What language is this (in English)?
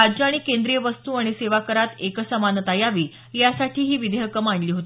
Marathi